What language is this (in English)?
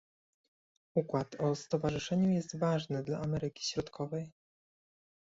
Polish